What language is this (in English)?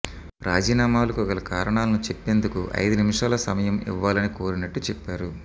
Telugu